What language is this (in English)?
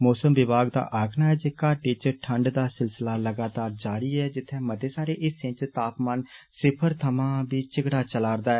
Dogri